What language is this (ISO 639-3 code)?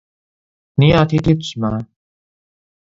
zho